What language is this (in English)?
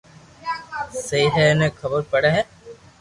Loarki